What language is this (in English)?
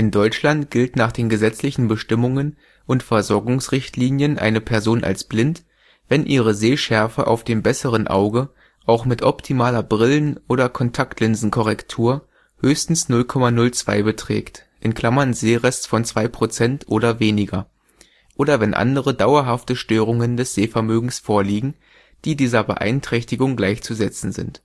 German